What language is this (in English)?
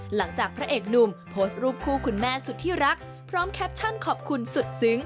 Thai